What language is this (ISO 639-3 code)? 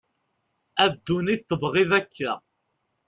kab